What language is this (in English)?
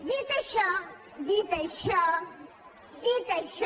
Catalan